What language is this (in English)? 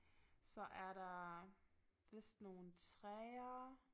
Danish